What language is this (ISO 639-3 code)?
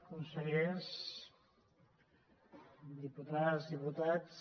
cat